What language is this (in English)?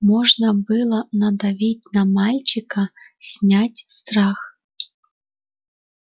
Russian